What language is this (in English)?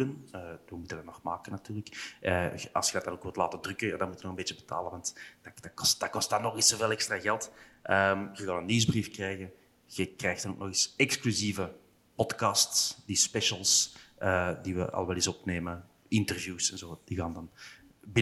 Dutch